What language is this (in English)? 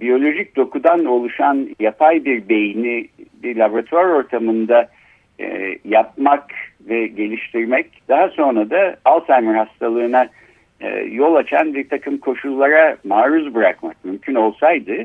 Turkish